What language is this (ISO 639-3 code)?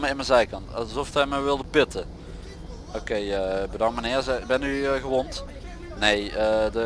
nld